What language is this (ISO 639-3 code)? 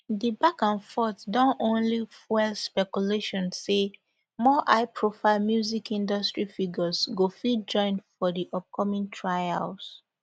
pcm